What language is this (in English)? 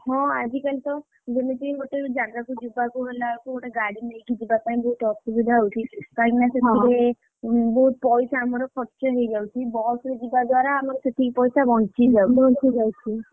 Odia